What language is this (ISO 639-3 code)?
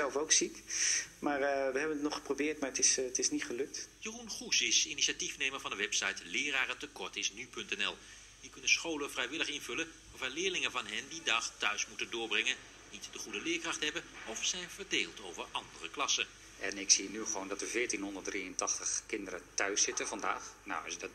nld